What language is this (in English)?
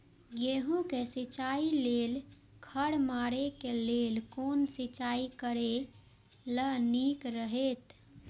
Maithili